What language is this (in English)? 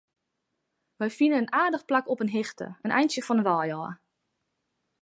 Western Frisian